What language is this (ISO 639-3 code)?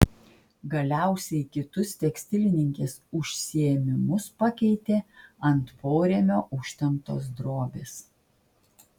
lit